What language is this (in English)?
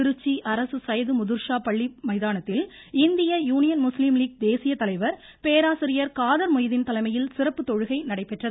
Tamil